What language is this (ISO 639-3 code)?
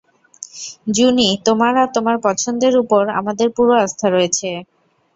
ben